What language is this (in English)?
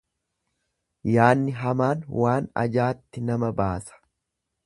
Oromo